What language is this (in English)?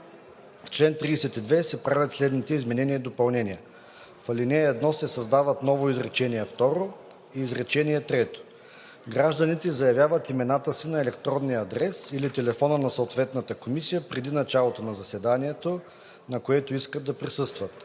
Bulgarian